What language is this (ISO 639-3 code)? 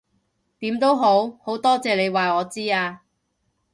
yue